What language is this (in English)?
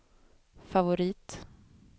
Swedish